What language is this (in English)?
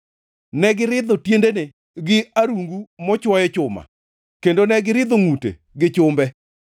Luo (Kenya and Tanzania)